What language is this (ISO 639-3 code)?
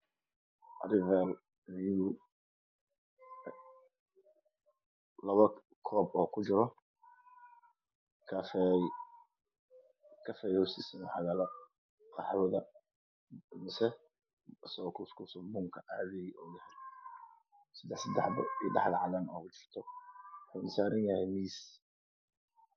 som